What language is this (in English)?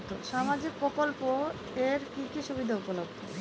Bangla